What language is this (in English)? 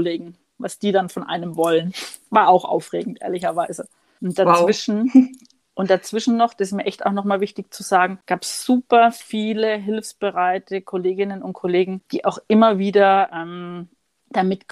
German